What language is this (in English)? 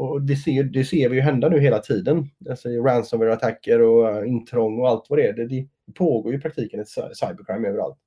Swedish